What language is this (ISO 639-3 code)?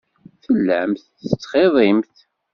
kab